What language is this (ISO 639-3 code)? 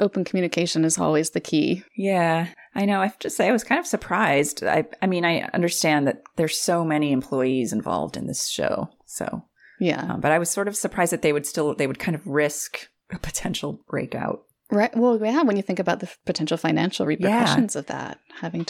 eng